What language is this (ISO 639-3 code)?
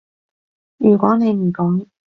yue